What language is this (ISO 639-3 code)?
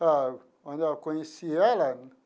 por